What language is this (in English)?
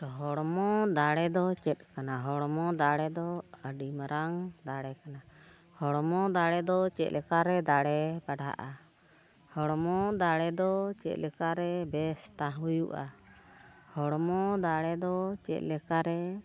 Santali